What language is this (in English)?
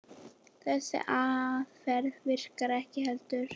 Icelandic